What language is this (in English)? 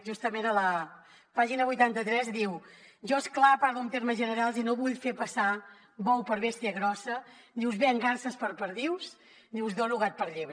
Catalan